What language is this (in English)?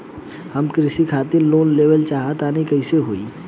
Bhojpuri